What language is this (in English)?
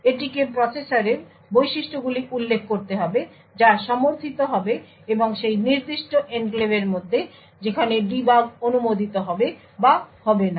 Bangla